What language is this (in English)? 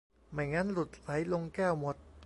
Thai